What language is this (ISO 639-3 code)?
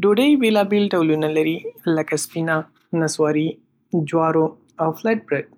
pus